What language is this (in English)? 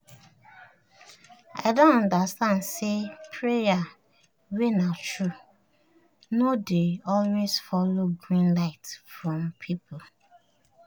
Nigerian Pidgin